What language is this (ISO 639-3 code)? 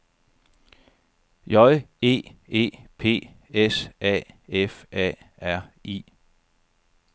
dan